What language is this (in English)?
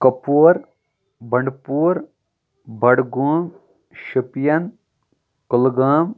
Kashmiri